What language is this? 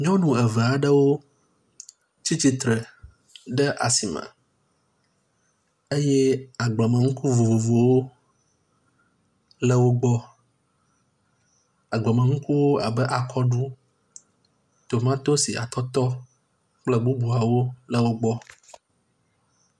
Ewe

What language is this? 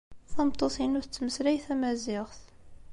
Kabyle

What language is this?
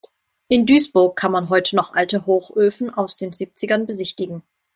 German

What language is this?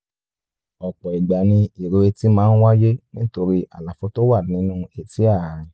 Yoruba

